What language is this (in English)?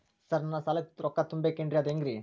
Kannada